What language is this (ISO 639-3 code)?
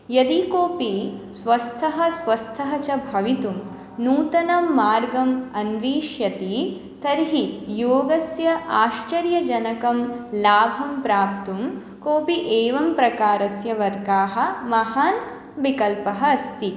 san